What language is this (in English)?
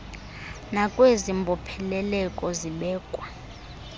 Xhosa